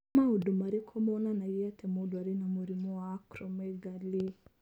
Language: Kikuyu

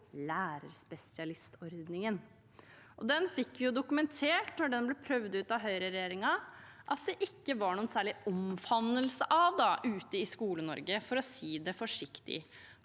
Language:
Norwegian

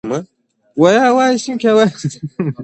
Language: Pashto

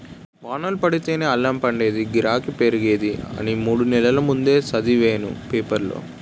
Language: Telugu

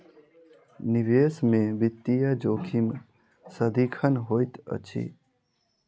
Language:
Maithili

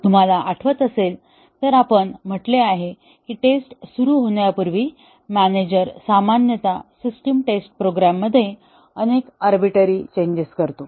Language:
Marathi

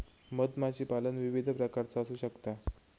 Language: Marathi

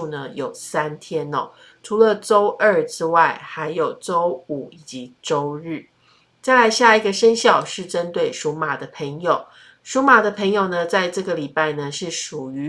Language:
Chinese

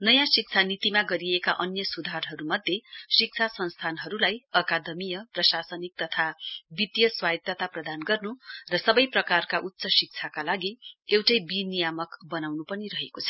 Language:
Nepali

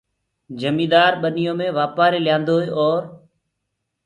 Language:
Gurgula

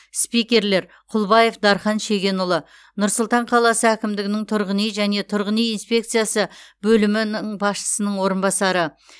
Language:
Kazakh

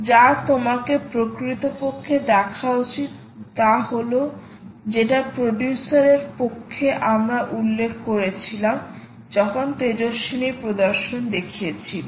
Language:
Bangla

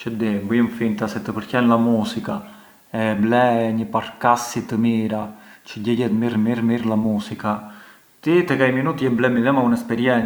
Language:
Arbëreshë Albanian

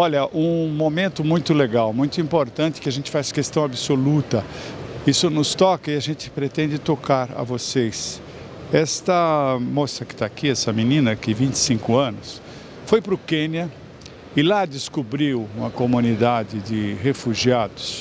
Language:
Portuguese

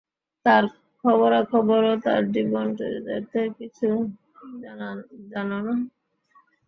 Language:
Bangla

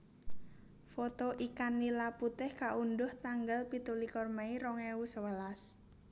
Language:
Javanese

